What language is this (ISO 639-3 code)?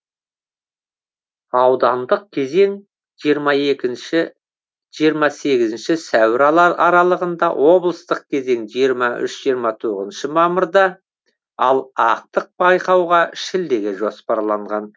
kaz